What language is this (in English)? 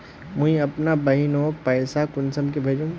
Magahi